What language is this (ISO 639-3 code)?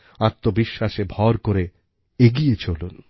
ben